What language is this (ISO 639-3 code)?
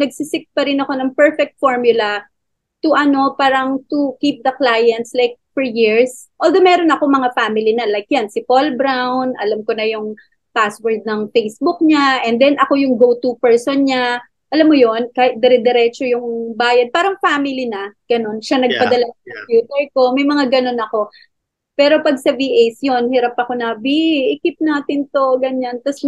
fil